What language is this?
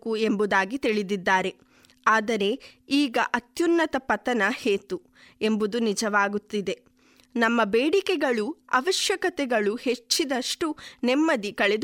Kannada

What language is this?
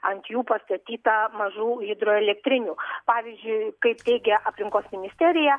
Lithuanian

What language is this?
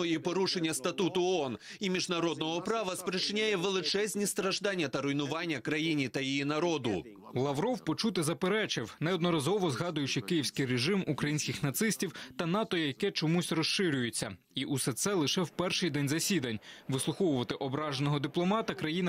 Ukrainian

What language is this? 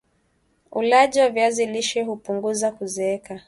Swahili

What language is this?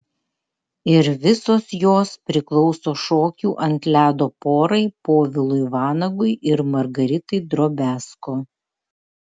Lithuanian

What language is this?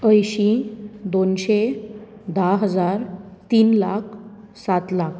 Konkani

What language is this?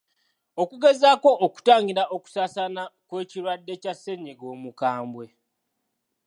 Ganda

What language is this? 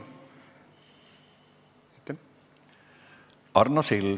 Estonian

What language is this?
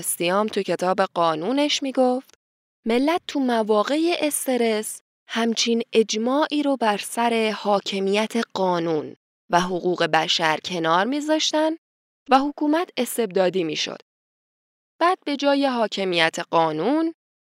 Persian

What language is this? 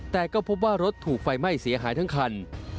Thai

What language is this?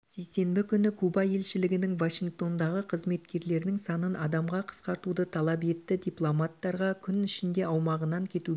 Kazakh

